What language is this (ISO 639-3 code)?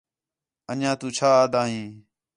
xhe